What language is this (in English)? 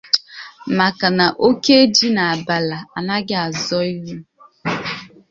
Igbo